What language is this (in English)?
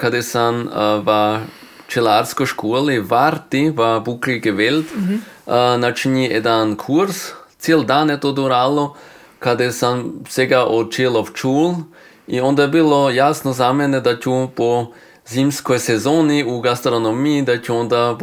Croatian